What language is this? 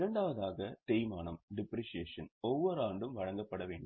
Tamil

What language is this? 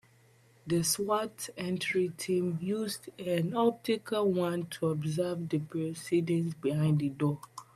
English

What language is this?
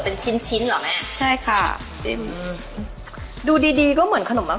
Thai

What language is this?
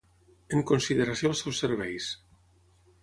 Catalan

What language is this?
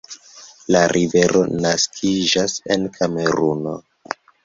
Esperanto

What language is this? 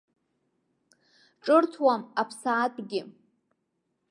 Abkhazian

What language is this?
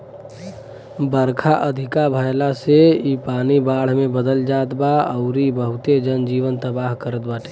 Bhojpuri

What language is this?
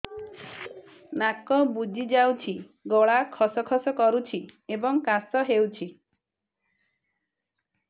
Odia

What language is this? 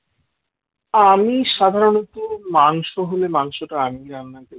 Bangla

